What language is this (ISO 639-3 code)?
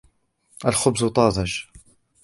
ara